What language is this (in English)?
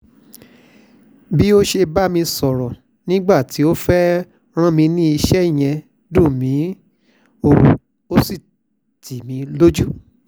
Yoruba